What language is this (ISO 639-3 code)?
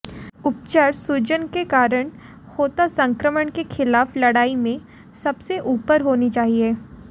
hin